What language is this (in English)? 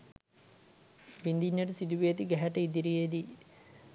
Sinhala